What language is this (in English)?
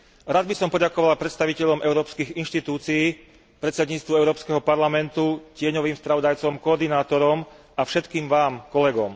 Slovak